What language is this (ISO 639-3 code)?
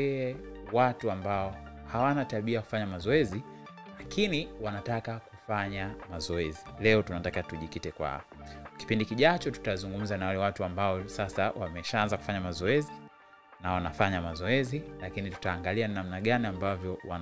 swa